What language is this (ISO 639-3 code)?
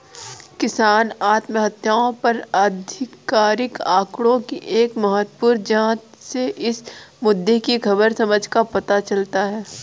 hin